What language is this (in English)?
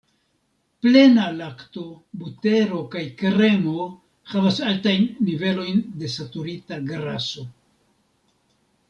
Esperanto